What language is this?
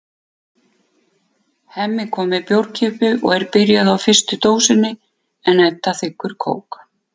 Icelandic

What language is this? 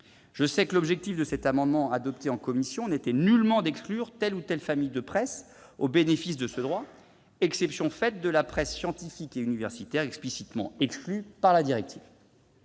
French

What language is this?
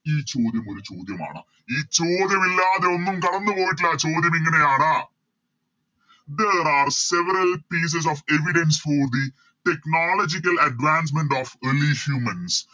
Malayalam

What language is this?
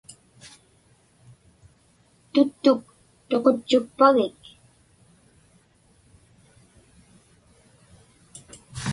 Inupiaq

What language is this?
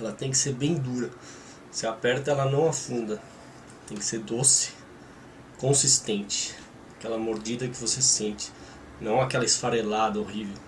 Portuguese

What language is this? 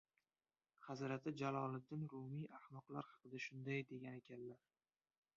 Uzbek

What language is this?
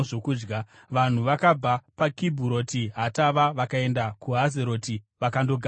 Shona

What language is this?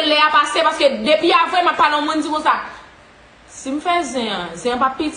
French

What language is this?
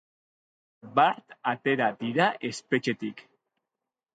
Basque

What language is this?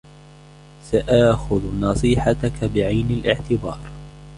Arabic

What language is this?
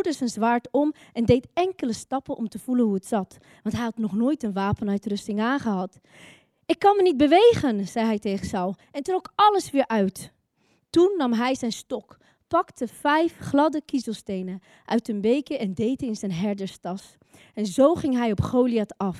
Dutch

